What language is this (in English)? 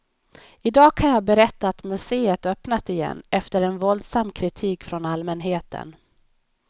Swedish